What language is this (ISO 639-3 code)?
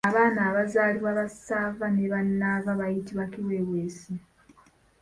lug